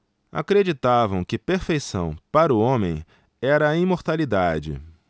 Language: Portuguese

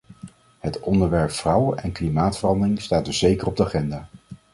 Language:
Dutch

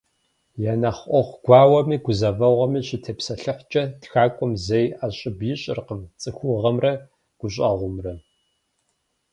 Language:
Kabardian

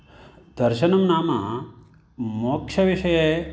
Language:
Sanskrit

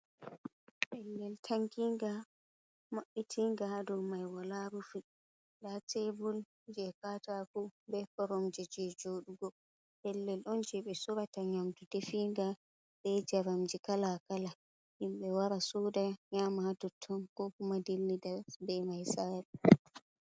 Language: Fula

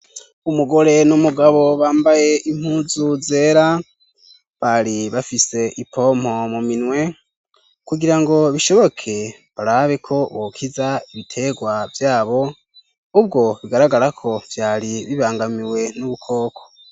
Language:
Rundi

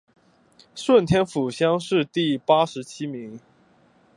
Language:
Chinese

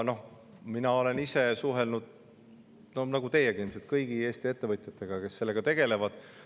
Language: Estonian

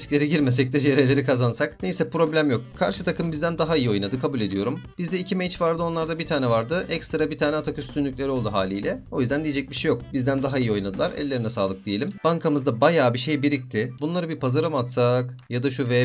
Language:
Turkish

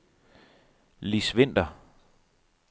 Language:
Danish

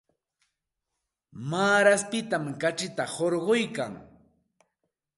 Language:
Santa Ana de Tusi Pasco Quechua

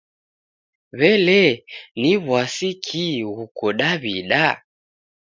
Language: Taita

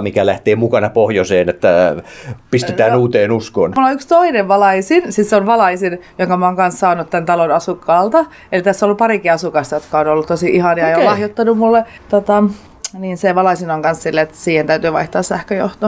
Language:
Finnish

